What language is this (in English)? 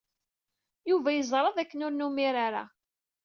Kabyle